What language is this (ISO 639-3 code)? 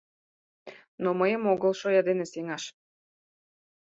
chm